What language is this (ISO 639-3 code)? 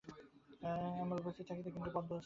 ben